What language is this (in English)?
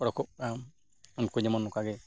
Santali